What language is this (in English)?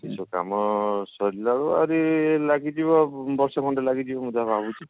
Odia